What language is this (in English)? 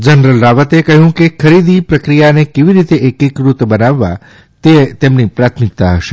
Gujarati